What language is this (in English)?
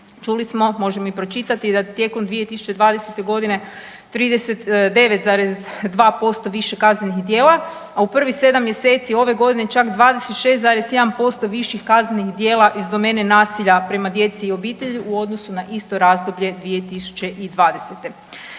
Croatian